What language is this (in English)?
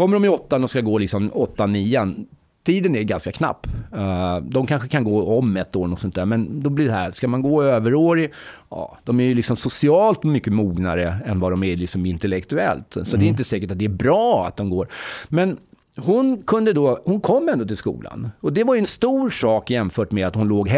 Swedish